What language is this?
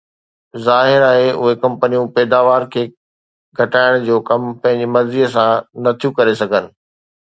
Sindhi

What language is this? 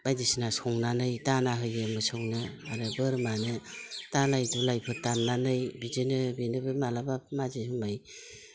Bodo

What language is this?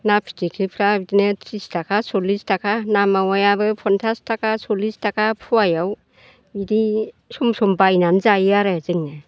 Bodo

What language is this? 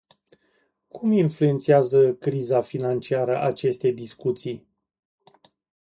Romanian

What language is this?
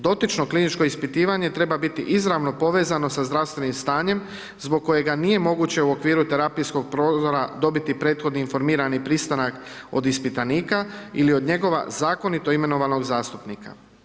Croatian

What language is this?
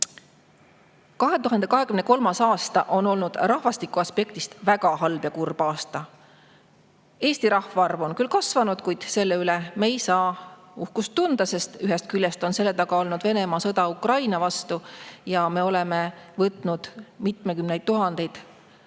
Estonian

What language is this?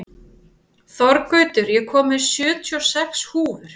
Icelandic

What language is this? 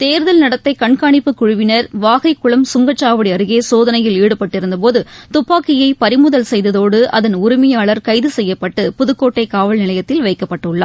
Tamil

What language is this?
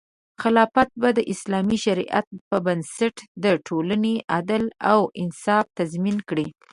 Pashto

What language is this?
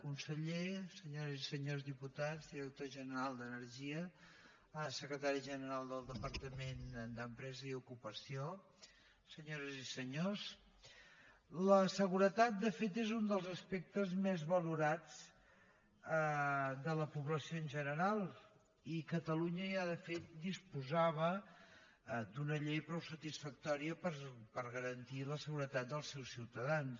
Catalan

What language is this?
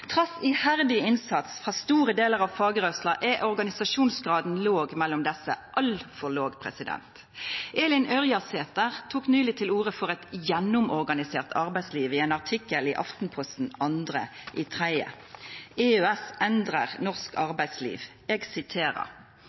Norwegian Nynorsk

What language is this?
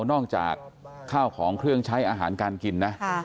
Thai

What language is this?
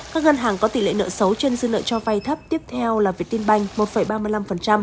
Vietnamese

